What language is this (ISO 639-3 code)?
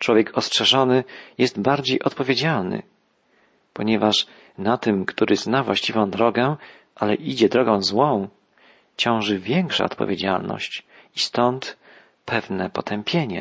pol